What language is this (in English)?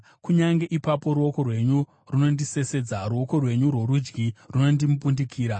Shona